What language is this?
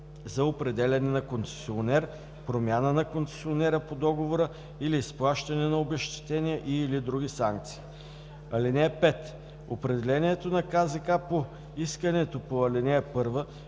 Bulgarian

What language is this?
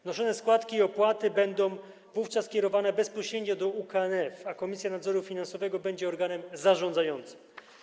Polish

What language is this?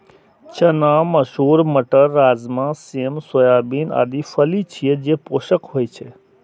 Maithili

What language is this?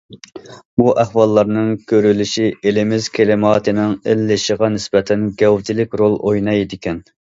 Uyghur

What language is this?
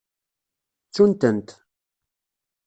Kabyle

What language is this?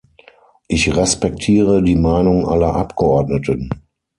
German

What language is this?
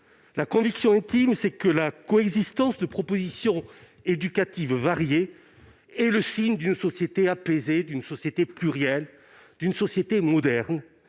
French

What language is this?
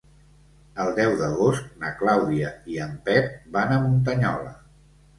Catalan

